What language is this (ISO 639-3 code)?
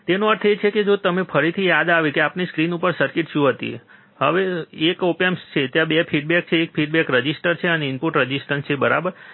guj